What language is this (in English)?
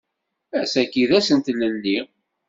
Kabyle